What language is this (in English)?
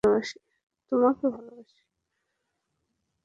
Bangla